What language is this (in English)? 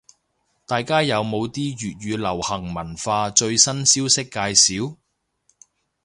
Cantonese